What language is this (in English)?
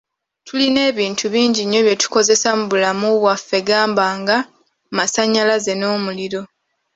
Ganda